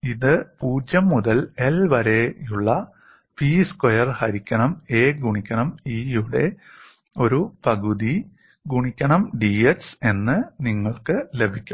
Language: Malayalam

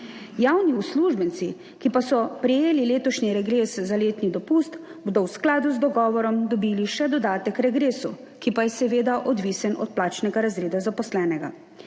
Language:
Slovenian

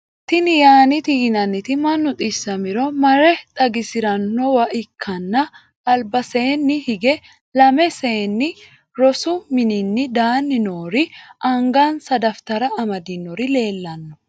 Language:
Sidamo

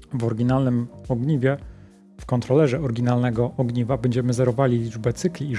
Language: Polish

